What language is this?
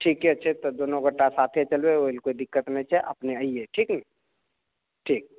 Maithili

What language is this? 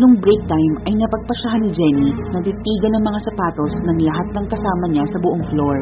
Filipino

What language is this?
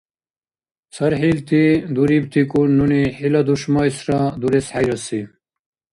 Dargwa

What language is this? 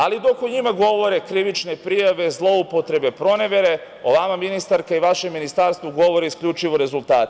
Serbian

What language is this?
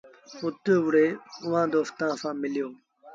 Sindhi Bhil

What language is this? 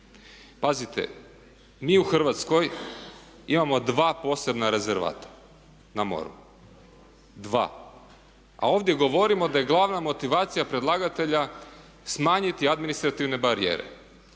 Croatian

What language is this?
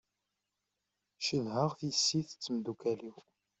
Kabyle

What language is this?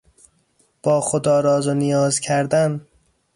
Persian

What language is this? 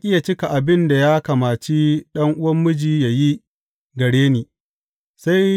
Hausa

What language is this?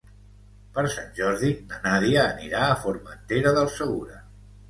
Catalan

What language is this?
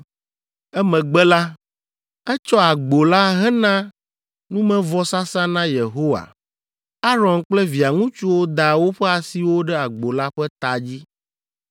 Ewe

